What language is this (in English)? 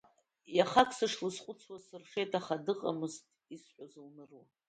Abkhazian